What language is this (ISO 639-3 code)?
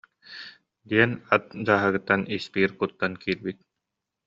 sah